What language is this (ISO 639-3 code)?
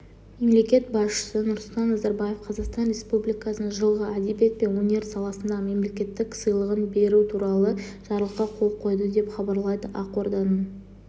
kaz